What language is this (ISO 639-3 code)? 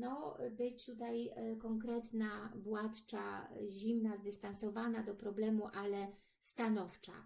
pol